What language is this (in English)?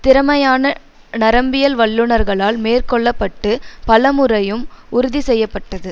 Tamil